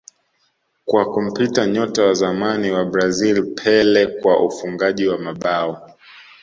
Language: Swahili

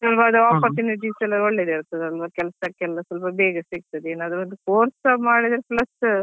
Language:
Kannada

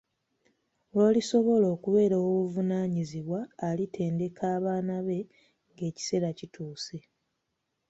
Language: Ganda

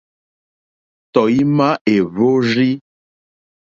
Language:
Mokpwe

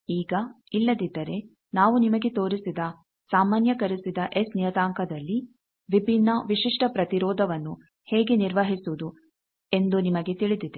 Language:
Kannada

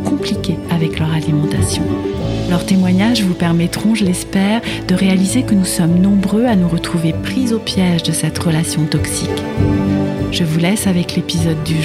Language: French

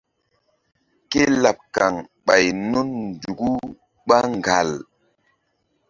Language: Mbum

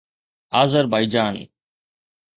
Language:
Sindhi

